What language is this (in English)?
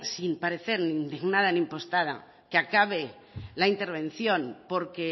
Spanish